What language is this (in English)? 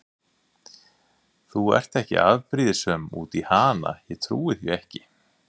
Icelandic